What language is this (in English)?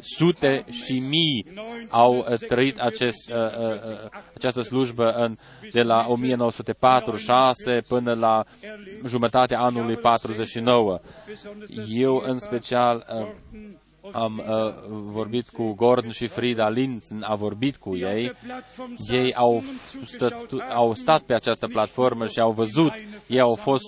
Romanian